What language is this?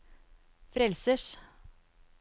Norwegian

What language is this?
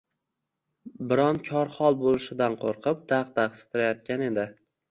Uzbek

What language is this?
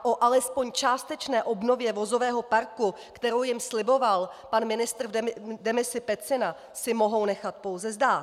Czech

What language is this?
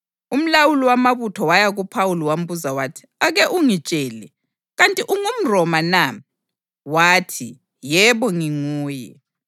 North Ndebele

